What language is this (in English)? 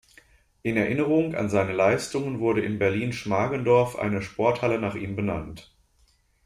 German